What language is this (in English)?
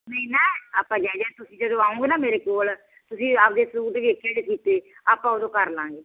Punjabi